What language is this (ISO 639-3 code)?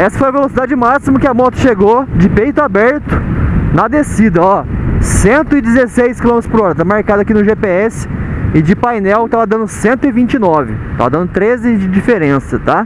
por